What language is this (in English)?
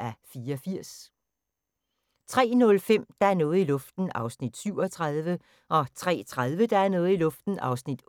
Danish